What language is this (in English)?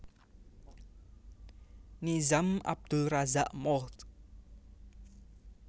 Javanese